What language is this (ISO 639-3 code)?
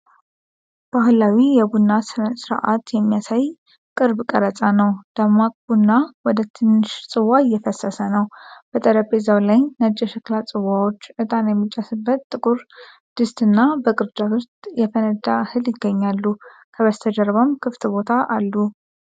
amh